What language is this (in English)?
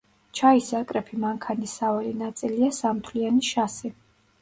Georgian